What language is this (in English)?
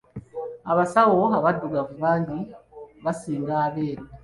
Ganda